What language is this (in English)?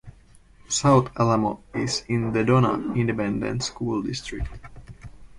English